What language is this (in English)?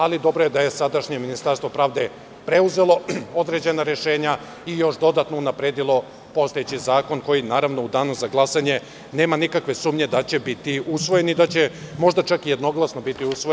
Serbian